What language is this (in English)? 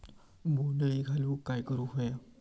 Marathi